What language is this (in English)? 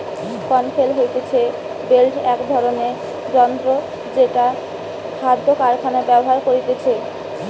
Bangla